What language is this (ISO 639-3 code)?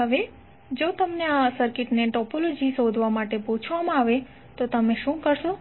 guj